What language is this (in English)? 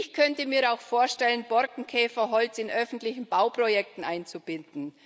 German